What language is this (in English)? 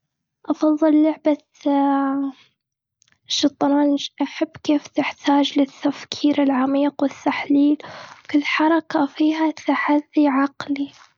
Gulf Arabic